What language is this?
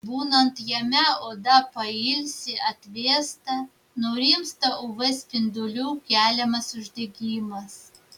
Lithuanian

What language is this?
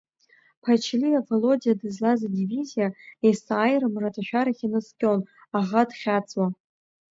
Abkhazian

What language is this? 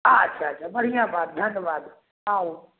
Maithili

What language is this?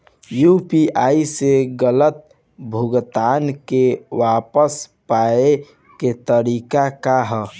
Bhojpuri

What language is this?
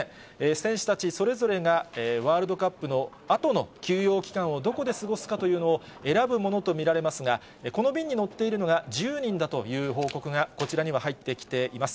Japanese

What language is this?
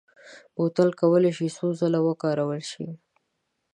Pashto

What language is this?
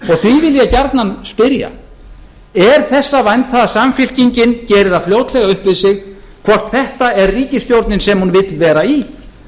Icelandic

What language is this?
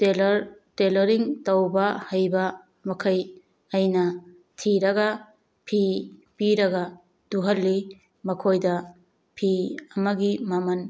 Manipuri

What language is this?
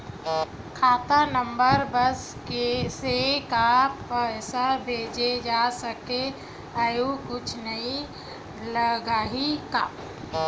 Chhattisgarhi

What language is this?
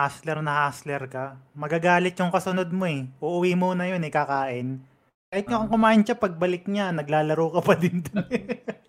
Filipino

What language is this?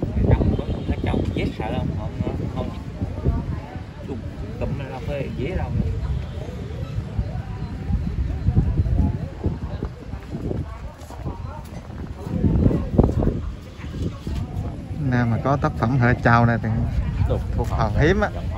Vietnamese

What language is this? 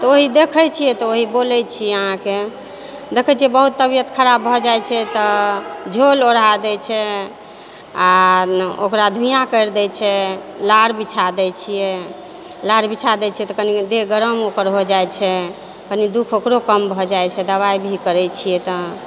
Maithili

